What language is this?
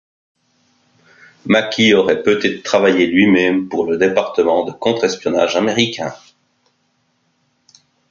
French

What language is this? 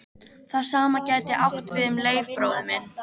Icelandic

